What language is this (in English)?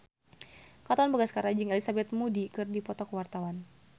Sundanese